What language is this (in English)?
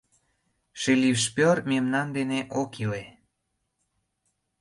Mari